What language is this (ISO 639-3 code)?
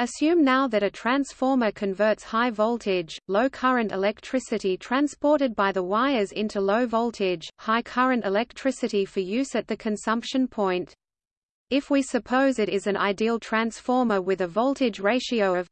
eng